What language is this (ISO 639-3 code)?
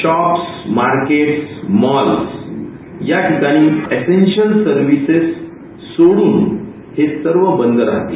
mar